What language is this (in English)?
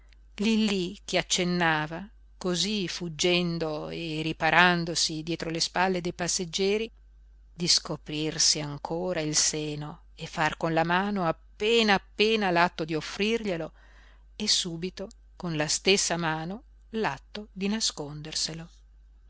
Italian